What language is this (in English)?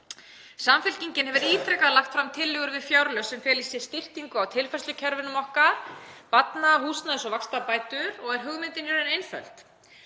Icelandic